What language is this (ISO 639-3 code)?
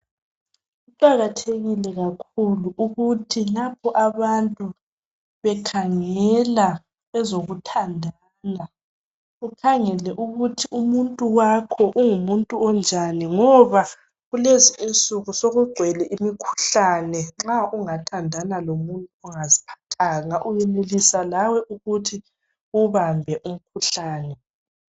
nde